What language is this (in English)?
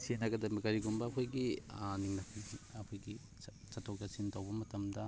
Manipuri